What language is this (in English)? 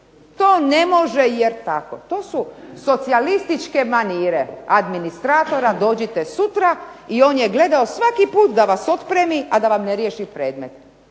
Croatian